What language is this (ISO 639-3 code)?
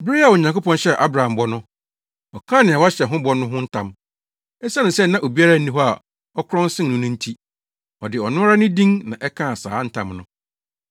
aka